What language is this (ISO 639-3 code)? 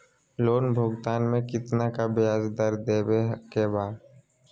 mag